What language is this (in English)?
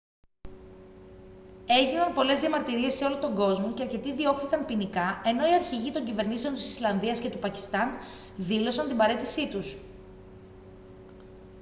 Greek